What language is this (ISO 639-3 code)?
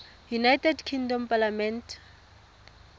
tsn